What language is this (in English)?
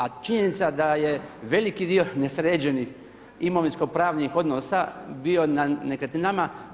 Croatian